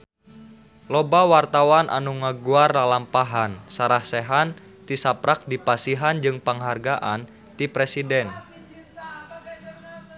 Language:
Sundanese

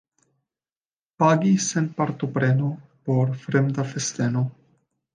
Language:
Esperanto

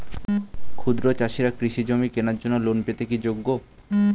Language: Bangla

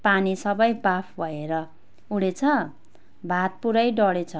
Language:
Nepali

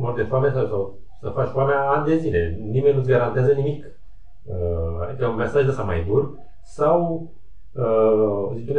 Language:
Romanian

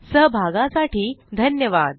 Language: Marathi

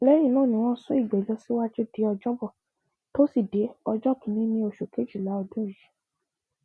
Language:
Yoruba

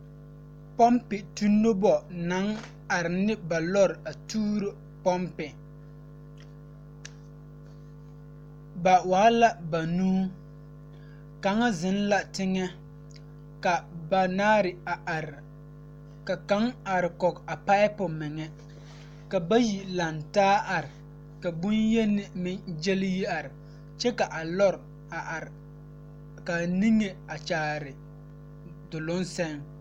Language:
Southern Dagaare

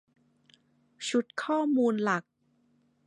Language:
Thai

